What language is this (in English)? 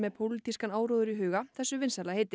Icelandic